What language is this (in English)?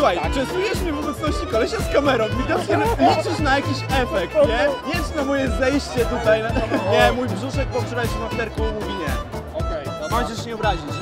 Polish